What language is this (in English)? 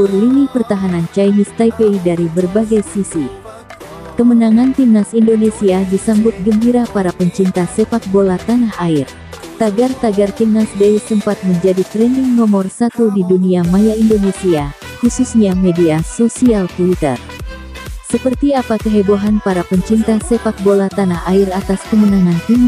Indonesian